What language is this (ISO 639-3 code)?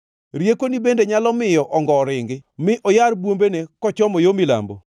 luo